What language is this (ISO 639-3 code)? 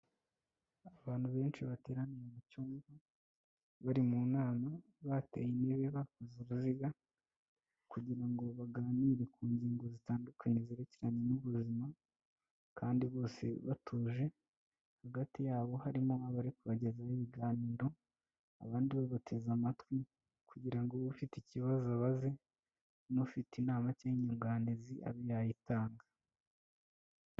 kin